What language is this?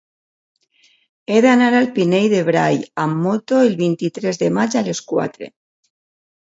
Catalan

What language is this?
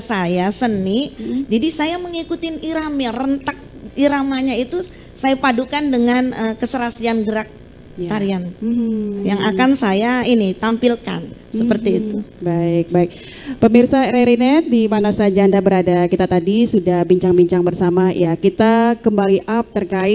Indonesian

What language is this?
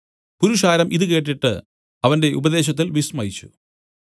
Malayalam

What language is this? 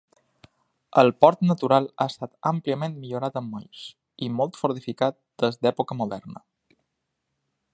Catalan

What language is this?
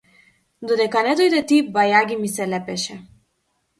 Macedonian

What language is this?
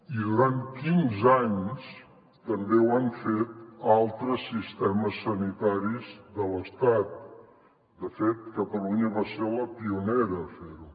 Catalan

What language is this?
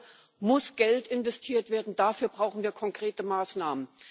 German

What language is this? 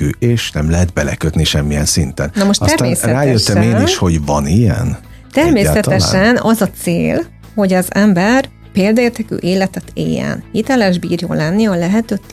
Hungarian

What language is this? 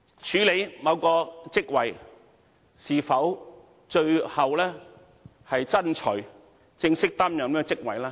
Cantonese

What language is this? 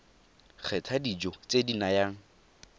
Tswana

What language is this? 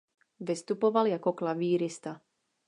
Czech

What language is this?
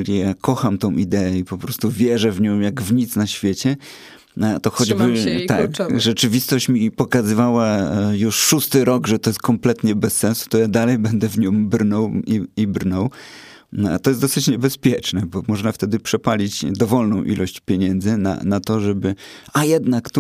Polish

